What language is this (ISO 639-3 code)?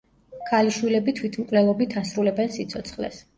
kat